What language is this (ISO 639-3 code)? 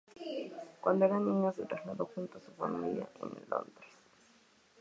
spa